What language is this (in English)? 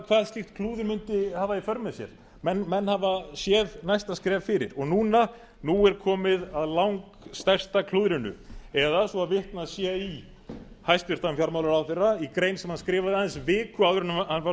Icelandic